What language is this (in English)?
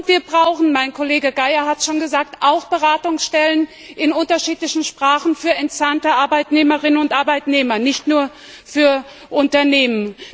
German